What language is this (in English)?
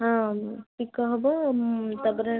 Odia